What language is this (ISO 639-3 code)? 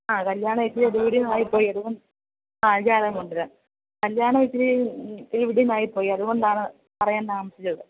mal